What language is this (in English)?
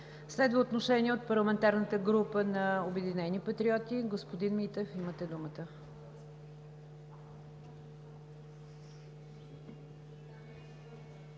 Bulgarian